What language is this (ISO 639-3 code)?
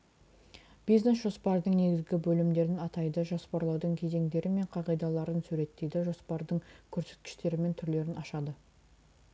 kaz